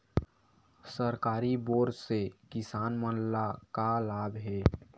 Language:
Chhattisgarhi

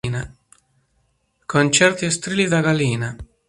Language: Italian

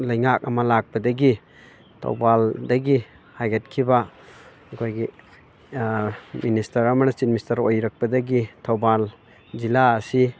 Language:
Manipuri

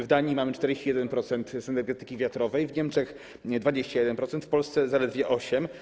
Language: Polish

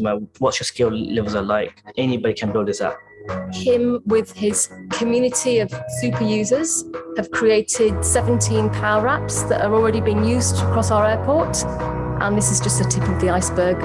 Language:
Thai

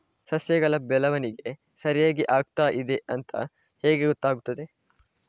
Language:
Kannada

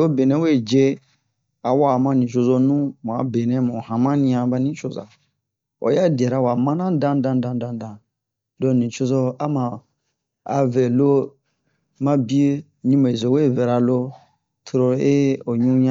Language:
Bomu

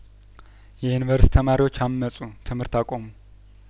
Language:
Amharic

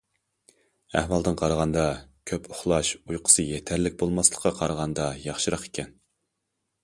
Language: Uyghur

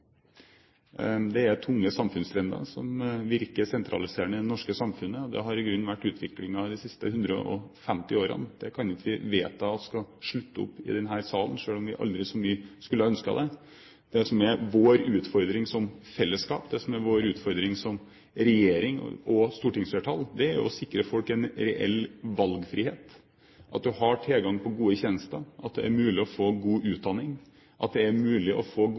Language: Norwegian Bokmål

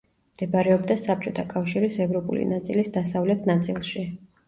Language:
Georgian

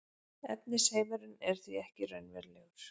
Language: Icelandic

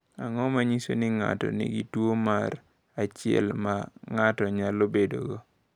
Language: Luo (Kenya and Tanzania)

